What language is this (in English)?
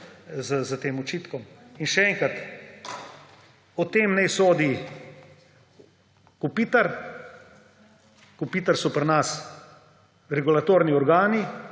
Slovenian